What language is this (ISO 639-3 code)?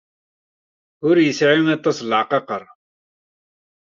kab